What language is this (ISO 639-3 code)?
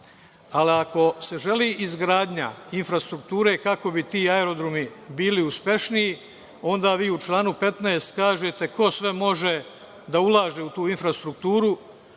srp